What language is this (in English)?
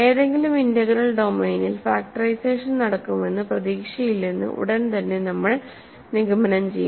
Malayalam